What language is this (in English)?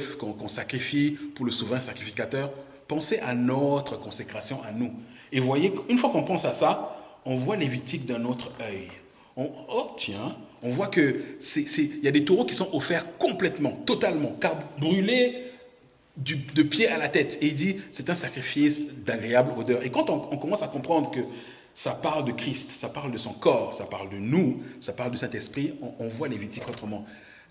French